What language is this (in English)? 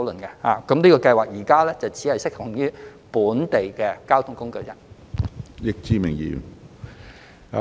Cantonese